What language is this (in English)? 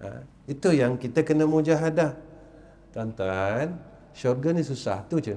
Malay